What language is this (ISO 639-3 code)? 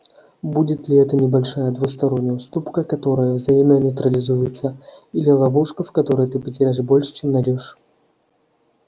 rus